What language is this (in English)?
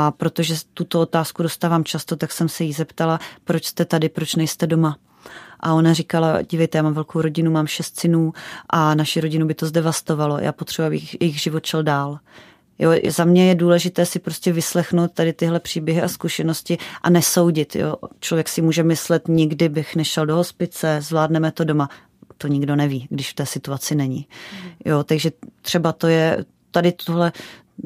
Czech